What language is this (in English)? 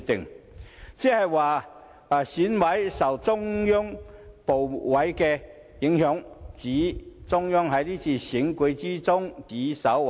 Cantonese